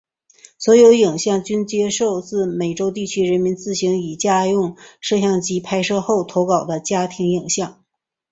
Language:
Chinese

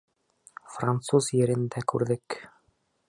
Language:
Bashkir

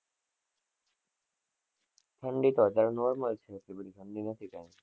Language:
Gujarati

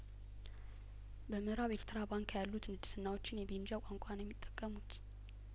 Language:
Amharic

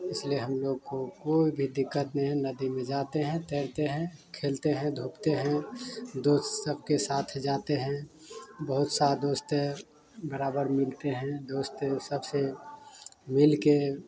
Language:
Hindi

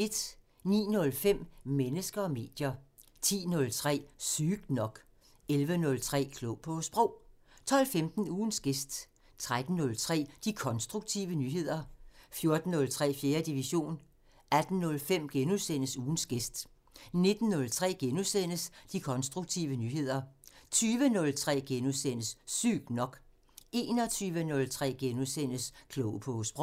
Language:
Danish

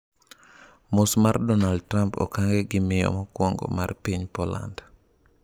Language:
Luo (Kenya and Tanzania)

